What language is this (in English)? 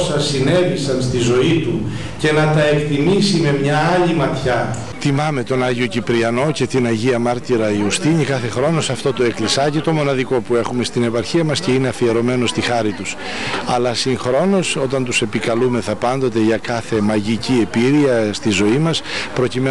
Greek